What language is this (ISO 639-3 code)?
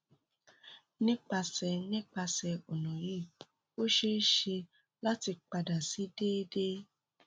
yor